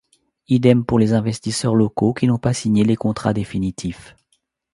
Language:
French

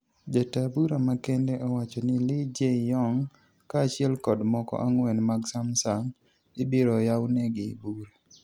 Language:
Luo (Kenya and Tanzania)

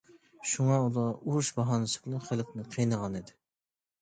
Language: Uyghur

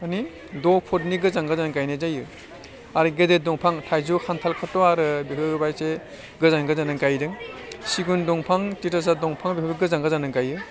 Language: Bodo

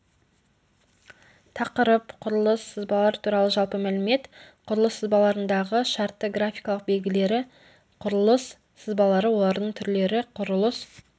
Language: Kazakh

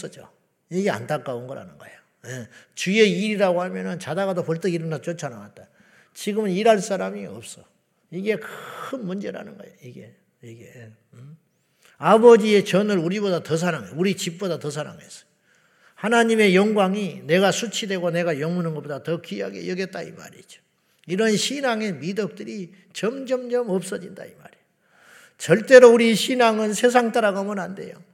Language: Korean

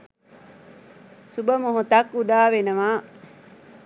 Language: Sinhala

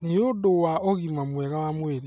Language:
Kikuyu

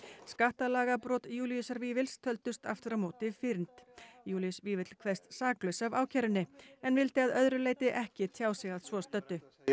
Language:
Icelandic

